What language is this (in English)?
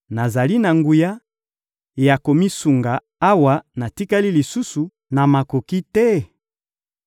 Lingala